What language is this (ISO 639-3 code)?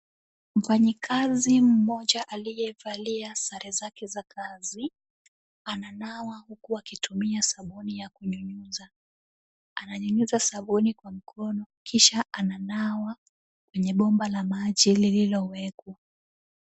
swa